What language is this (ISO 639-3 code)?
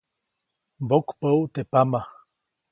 zoc